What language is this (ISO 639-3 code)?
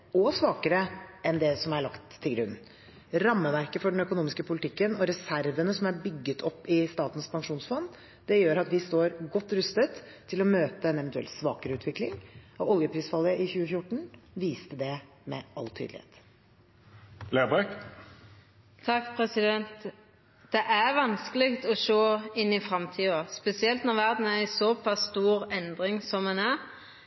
nor